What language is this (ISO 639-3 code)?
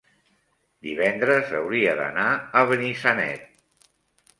cat